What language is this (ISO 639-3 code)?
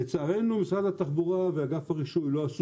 heb